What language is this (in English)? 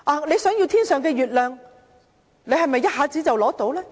Cantonese